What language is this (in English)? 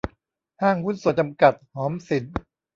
Thai